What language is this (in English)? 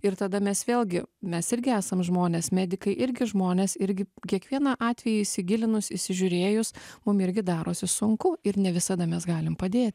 Lithuanian